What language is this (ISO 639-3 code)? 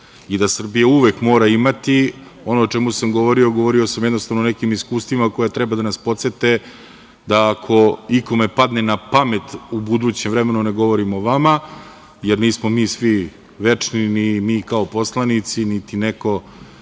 srp